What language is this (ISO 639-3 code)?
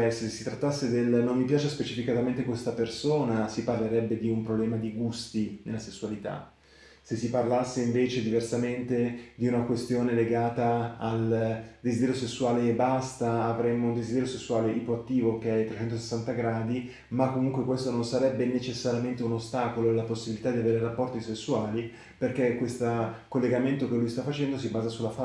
ita